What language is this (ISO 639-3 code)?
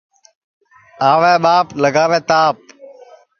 ssi